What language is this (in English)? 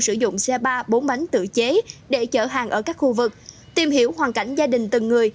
Vietnamese